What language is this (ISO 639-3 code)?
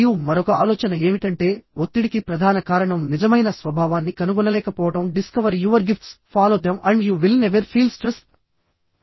tel